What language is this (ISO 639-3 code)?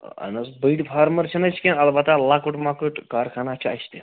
kas